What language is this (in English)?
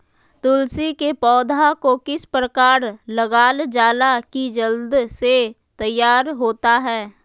Magahi